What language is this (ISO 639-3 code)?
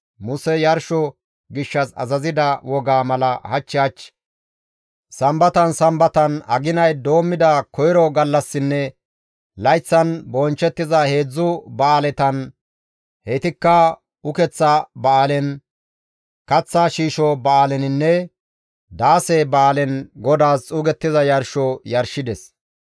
gmv